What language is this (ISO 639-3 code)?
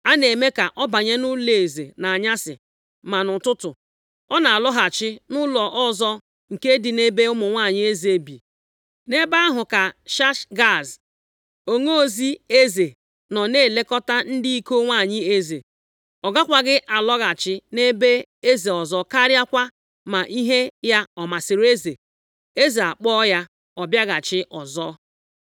ibo